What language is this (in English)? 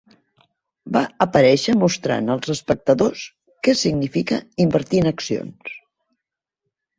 Catalan